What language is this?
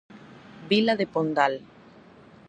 Galician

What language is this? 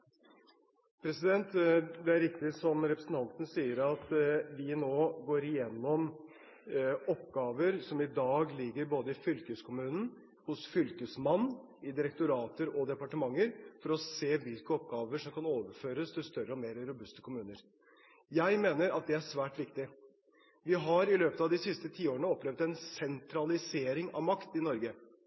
Norwegian Bokmål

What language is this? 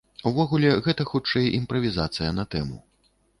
Belarusian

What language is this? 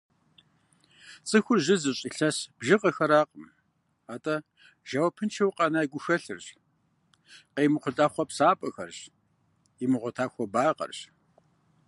Kabardian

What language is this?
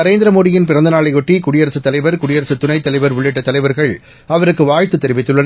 Tamil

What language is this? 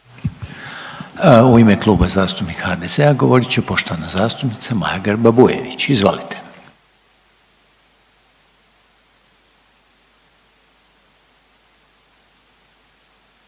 Croatian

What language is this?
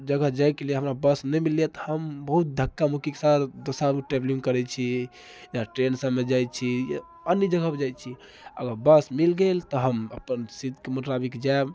Maithili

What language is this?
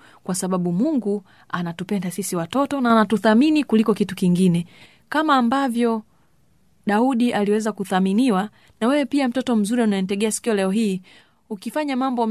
Swahili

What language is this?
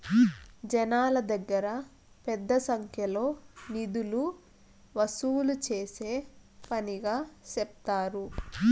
Telugu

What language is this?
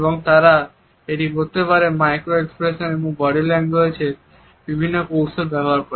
Bangla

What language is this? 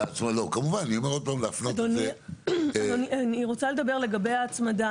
Hebrew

